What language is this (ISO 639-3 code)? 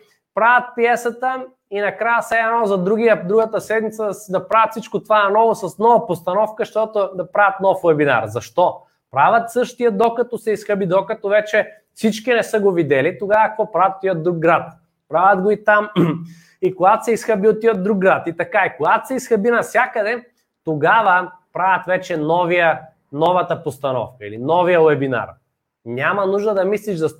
bul